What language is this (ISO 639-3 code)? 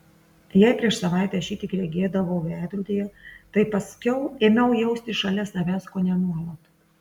lit